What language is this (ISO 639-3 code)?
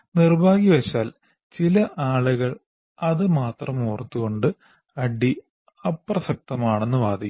mal